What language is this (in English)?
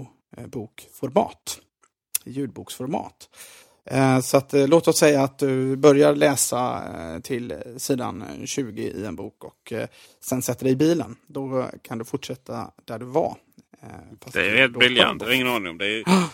Swedish